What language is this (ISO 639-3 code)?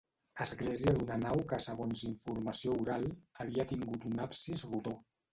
cat